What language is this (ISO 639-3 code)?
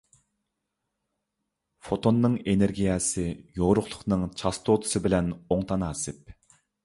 uig